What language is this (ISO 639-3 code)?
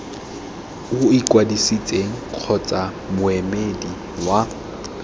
tsn